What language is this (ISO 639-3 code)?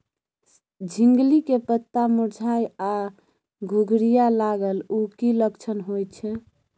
mai